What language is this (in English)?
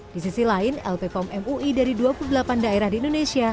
Indonesian